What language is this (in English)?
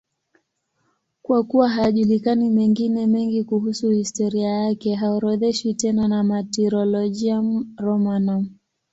Swahili